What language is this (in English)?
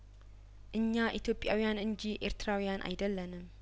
Amharic